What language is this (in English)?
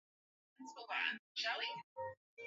Swahili